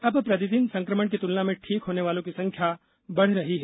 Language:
Hindi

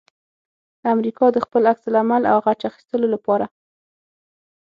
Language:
Pashto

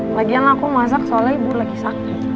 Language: Indonesian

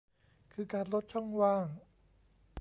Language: Thai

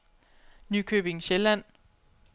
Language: Danish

